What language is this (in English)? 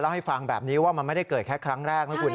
Thai